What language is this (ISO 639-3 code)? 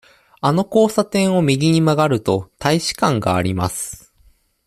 jpn